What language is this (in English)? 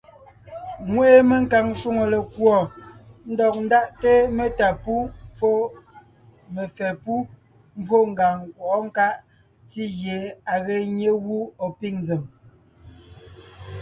Ngiemboon